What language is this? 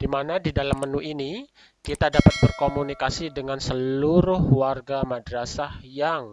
Indonesian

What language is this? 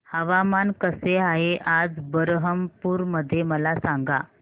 Marathi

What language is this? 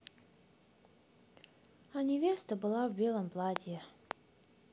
Russian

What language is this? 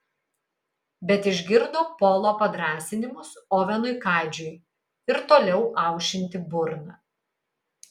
Lithuanian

